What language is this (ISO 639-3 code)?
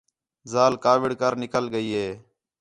xhe